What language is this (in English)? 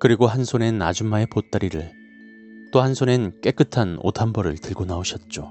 Korean